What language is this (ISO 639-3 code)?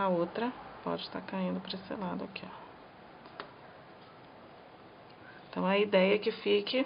por